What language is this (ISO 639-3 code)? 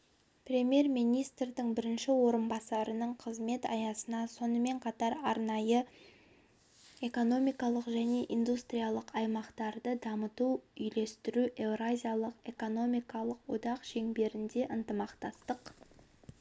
kaz